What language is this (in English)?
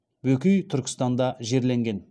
Kazakh